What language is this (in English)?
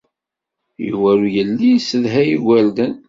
Kabyle